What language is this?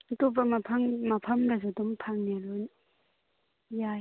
Manipuri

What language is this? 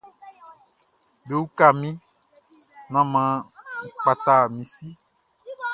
Baoulé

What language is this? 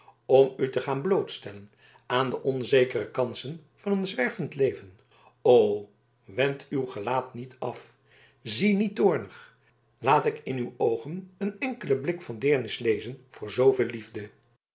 Dutch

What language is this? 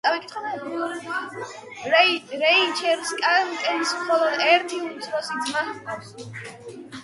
Georgian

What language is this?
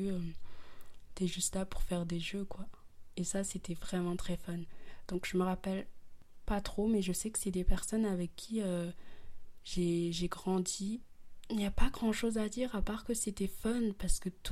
French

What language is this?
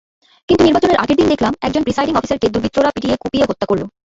Bangla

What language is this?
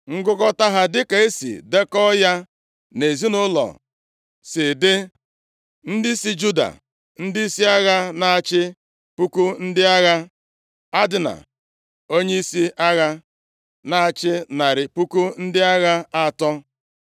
Igbo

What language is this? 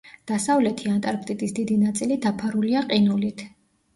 Georgian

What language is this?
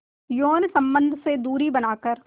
Hindi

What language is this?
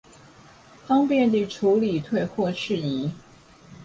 Chinese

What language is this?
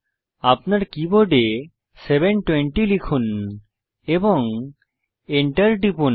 Bangla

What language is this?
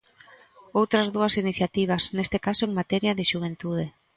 Galician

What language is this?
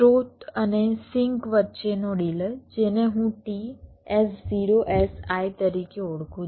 Gujarati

